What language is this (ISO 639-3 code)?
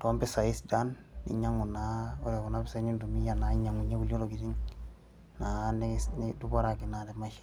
mas